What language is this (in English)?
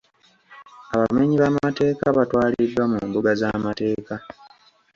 Ganda